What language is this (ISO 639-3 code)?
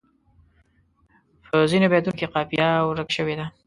pus